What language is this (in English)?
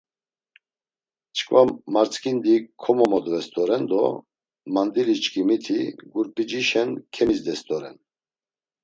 Laz